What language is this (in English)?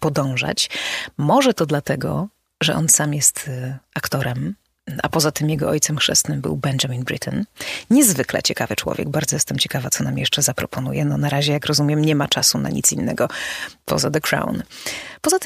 Polish